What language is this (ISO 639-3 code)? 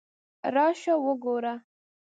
pus